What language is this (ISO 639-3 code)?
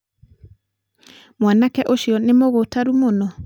kik